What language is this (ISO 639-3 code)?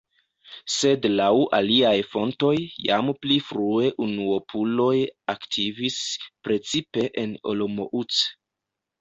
epo